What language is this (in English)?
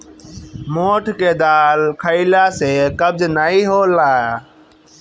Bhojpuri